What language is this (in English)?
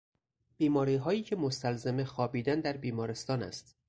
Persian